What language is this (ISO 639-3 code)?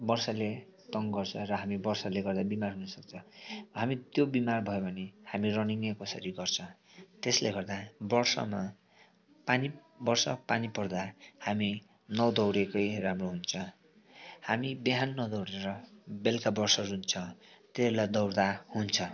nep